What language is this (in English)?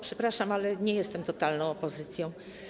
Polish